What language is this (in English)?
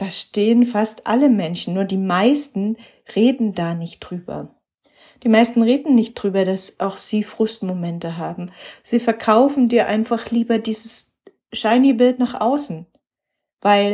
German